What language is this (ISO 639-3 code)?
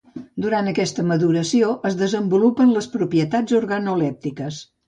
cat